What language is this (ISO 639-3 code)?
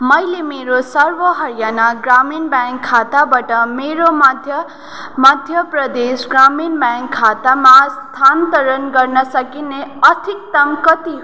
nep